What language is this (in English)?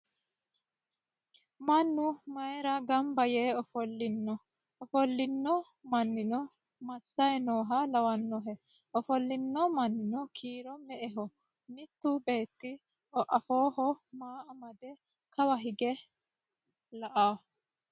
Sidamo